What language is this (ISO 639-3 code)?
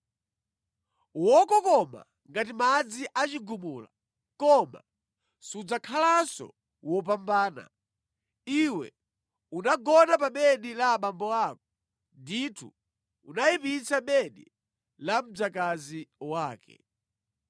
nya